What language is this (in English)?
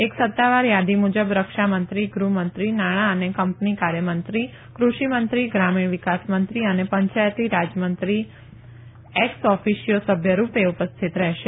Gujarati